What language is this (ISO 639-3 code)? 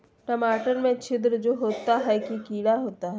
mag